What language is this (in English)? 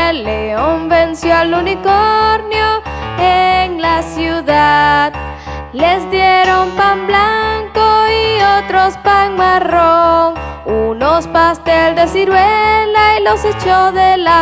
Spanish